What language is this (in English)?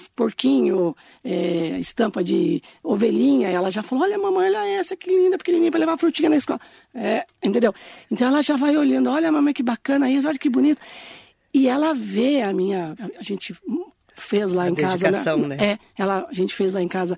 Portuguese